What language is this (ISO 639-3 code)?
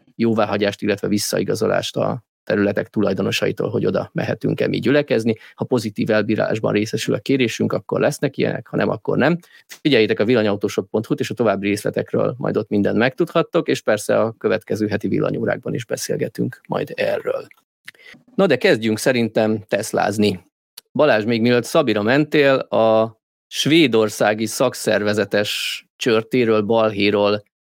hun